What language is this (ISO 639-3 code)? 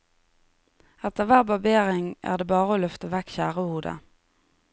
nor